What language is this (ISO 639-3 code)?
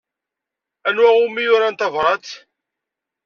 kab